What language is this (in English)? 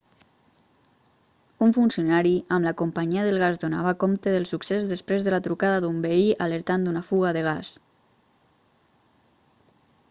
Catalan